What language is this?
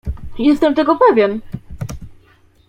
Polish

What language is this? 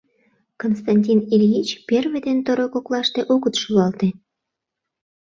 Mari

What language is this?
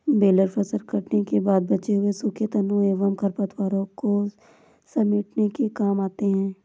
Hindi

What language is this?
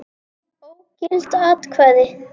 Icelandic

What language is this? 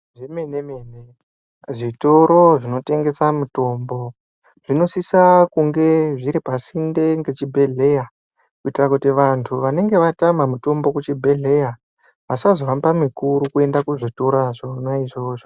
Ndau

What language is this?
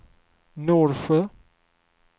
Swedish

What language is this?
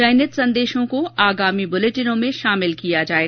Hindi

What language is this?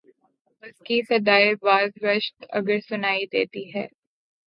Urdu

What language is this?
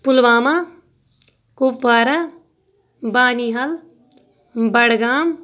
Kashmiri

